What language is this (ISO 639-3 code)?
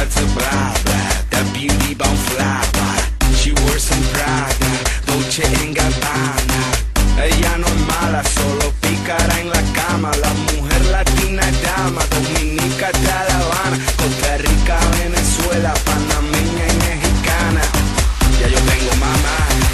kor